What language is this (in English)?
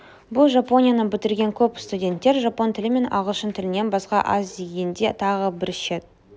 Kazakh